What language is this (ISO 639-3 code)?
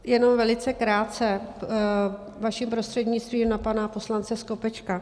ces